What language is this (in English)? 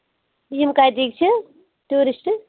Kashmiri